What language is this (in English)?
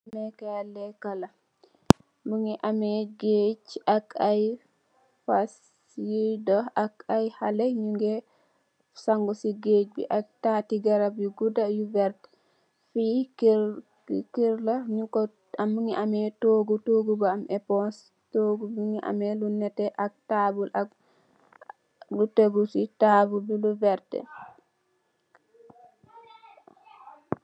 Wolof